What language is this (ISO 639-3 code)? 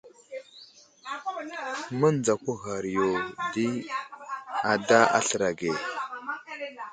udl